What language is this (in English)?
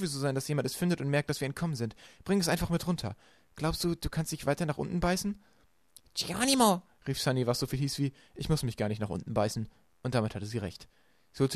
German